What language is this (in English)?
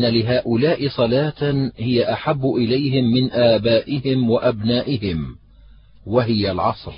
Arabic